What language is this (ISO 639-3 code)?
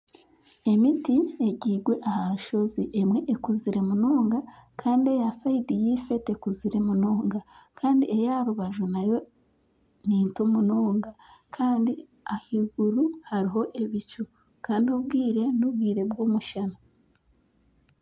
nyn